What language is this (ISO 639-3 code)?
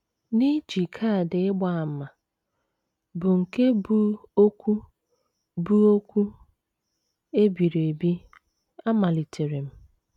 ibo